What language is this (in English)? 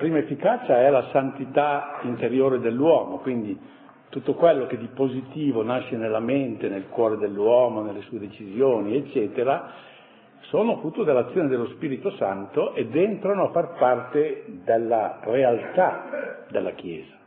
Italian